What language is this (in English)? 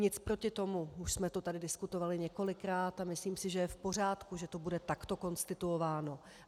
Czech